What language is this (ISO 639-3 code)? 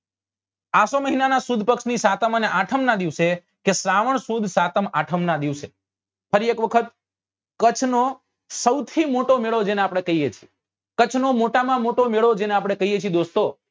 guj